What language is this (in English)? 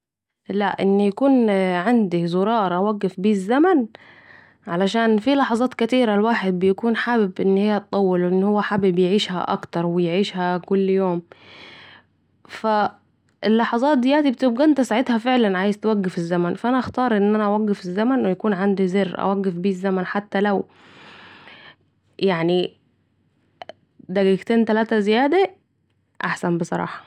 Saidi Arabic